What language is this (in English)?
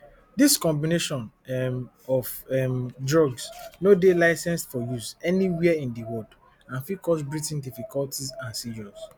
Nigerian Pidgin